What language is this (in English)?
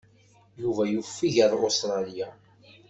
Kabyle